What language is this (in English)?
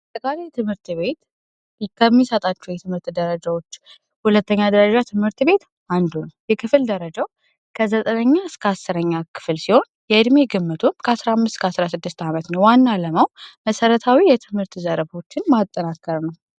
Amharic